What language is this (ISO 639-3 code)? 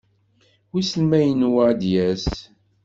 kab